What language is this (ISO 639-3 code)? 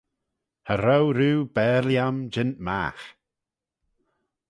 glv